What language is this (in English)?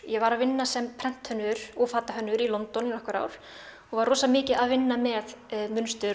Icelandic